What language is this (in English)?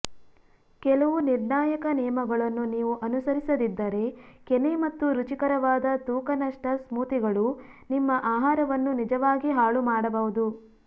Kannada